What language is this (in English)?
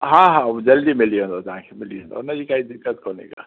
Sindhi